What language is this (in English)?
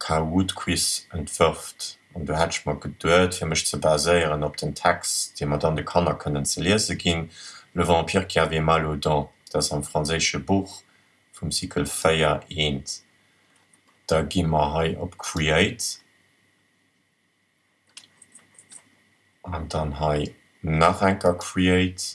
German